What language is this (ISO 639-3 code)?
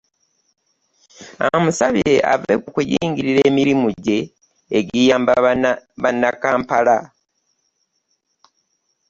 lug